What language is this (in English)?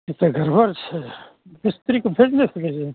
Maithili